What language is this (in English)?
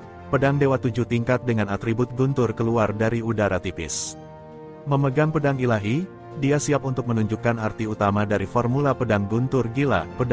Indonesian